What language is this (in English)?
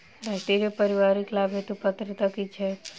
Maithili